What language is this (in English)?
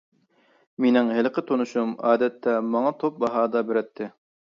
Uyghur